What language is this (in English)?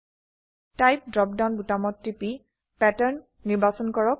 Assamese